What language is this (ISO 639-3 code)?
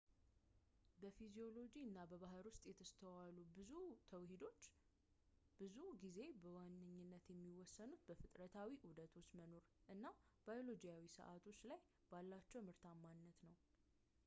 amh